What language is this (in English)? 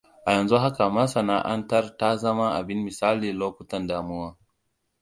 Hausa